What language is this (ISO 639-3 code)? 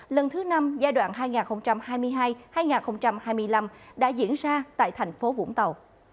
vie